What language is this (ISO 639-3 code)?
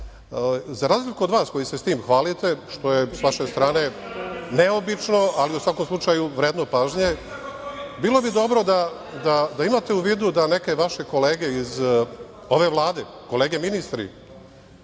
srp